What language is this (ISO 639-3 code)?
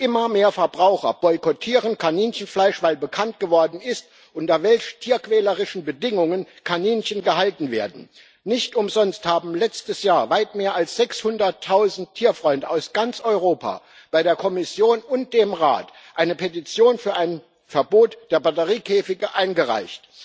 deu